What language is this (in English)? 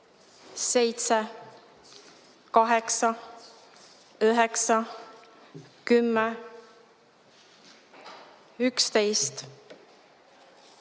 Estonian